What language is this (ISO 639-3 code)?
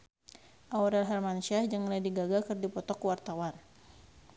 sun